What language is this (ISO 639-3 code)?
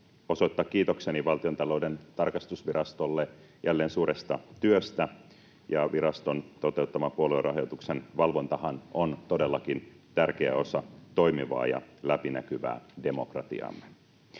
fin